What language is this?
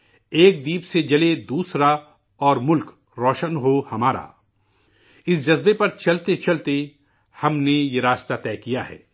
Urdu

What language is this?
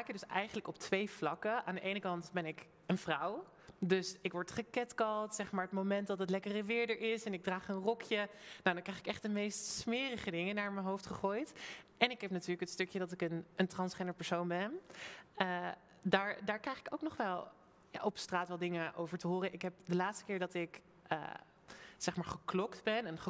Dutch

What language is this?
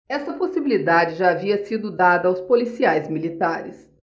Portuguese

